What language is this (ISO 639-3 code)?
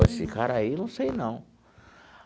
por